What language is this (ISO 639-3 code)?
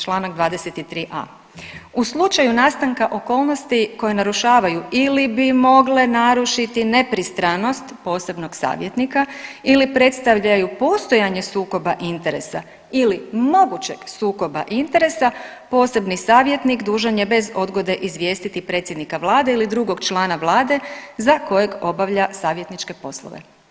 hrv